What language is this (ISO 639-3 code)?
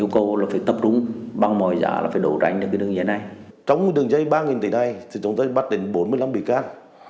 vie